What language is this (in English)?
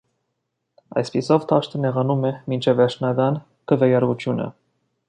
Armenian